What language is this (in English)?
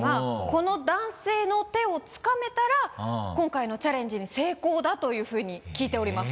Japanese